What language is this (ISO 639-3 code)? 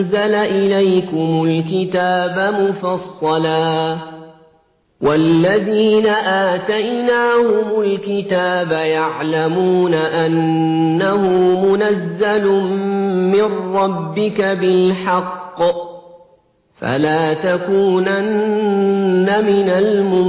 ara